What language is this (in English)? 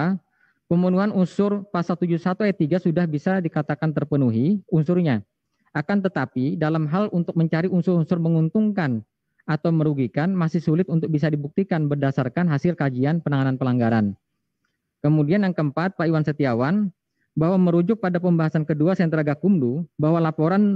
Indonesian